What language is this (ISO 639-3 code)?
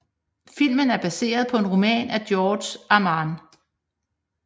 dan